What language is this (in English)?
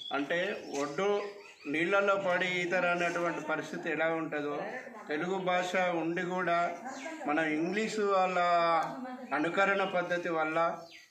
Telugu